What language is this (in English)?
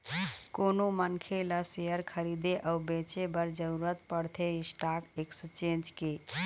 Chhattisgarhi